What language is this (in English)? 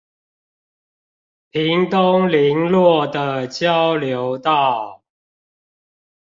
Chinese